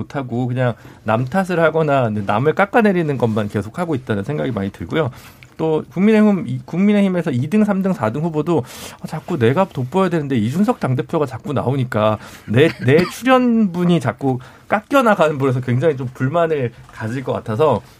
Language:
Korean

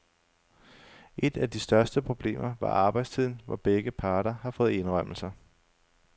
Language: Danish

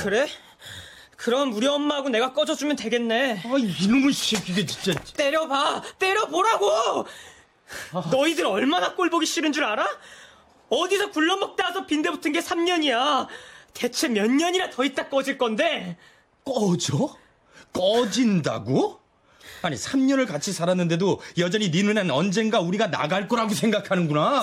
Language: Korean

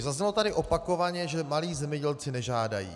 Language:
Czech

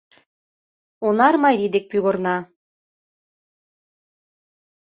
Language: Mari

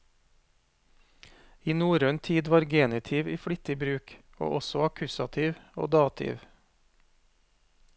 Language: Norwegian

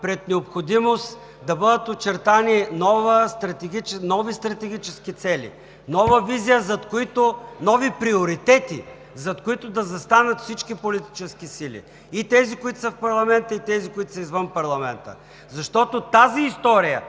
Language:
Bulgarian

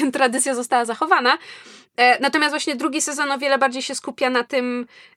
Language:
Polish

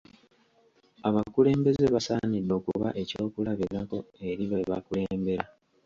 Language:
Ganda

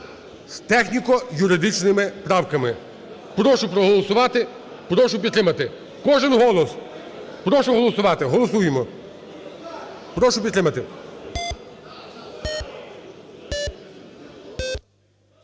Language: Ukrainian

